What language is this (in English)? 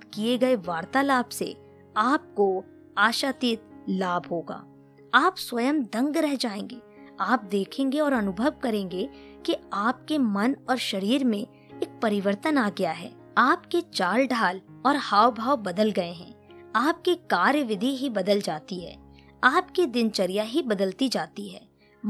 Hindi